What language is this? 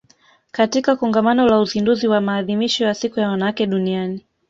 Swahili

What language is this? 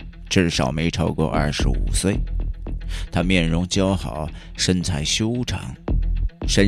Chinese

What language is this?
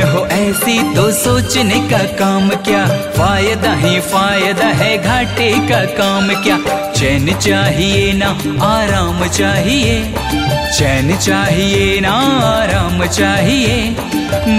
Hindi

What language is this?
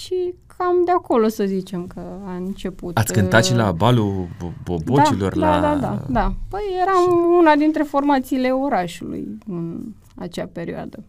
Romanian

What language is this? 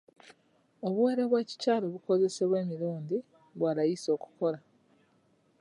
Ganda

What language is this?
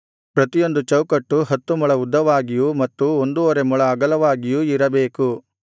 Kannada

